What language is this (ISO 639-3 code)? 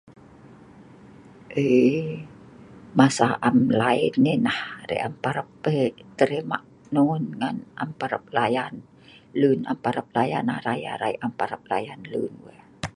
snv